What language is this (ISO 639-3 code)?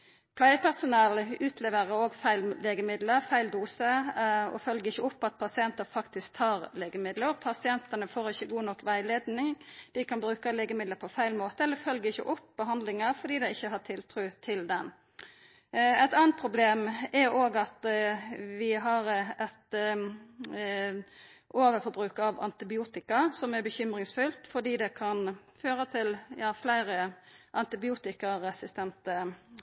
nno